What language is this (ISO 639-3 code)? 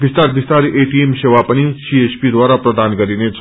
nep